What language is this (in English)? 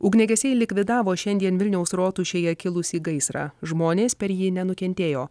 Lithuanian